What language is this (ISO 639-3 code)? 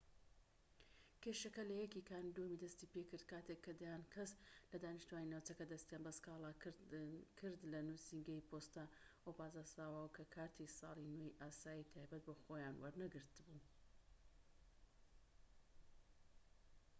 ckb